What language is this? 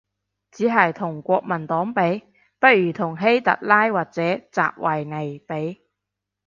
Cantonese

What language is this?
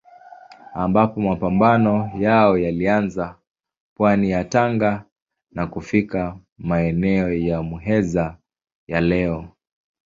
Swahili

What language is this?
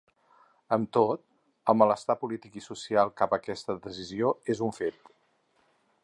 Catalan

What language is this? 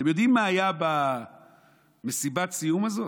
Hebrew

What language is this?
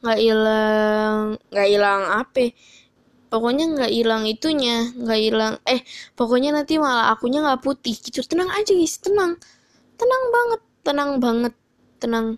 Indonesian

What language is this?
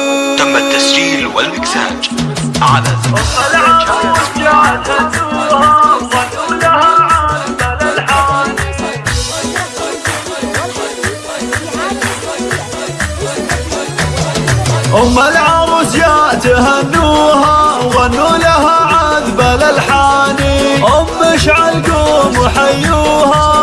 Arabic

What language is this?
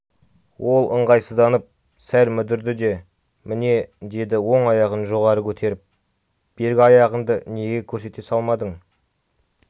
Kazakh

